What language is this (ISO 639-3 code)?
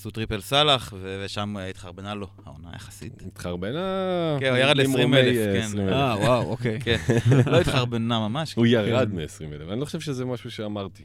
heb